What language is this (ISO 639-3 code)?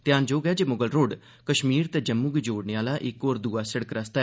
doi